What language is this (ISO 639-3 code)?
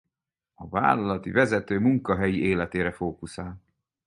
hun